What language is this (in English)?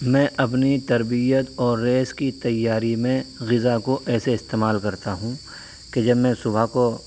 Urdu